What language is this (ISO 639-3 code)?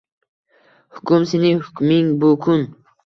uzb